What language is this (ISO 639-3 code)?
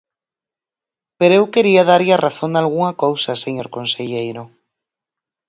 glg